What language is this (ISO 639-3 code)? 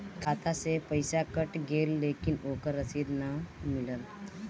bho